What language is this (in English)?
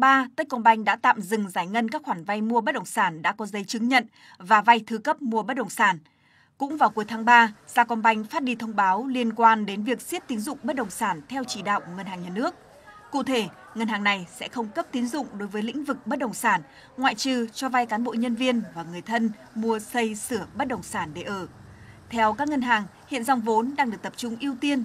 Vietnamese